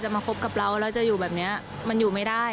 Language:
Thai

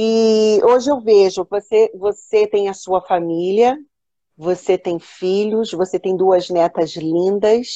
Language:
Portuguese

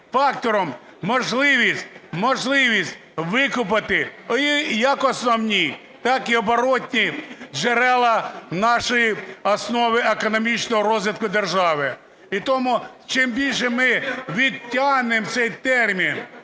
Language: Ukrainian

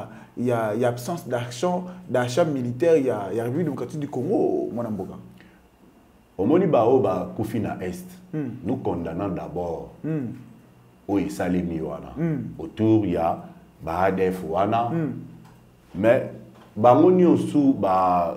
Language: French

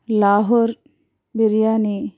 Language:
Telugu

